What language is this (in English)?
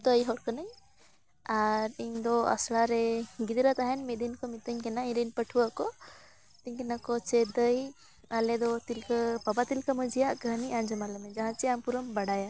Santali